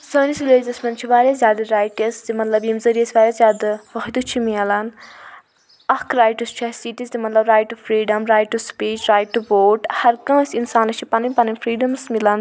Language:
Kashmiri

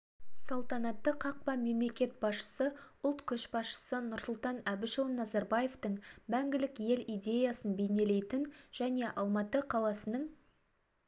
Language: Kazakh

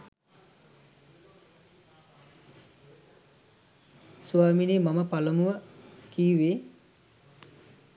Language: Sinhala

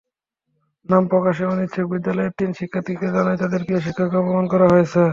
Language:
Bangla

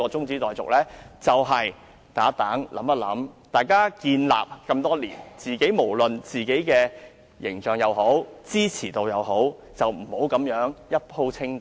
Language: Cantonese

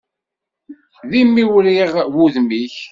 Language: Kabyle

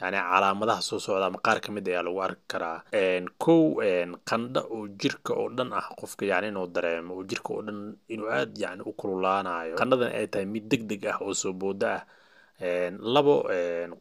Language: Arabic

